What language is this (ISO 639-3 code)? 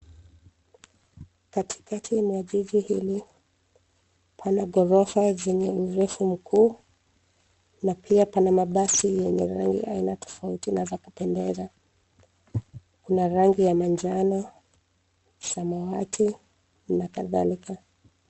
swa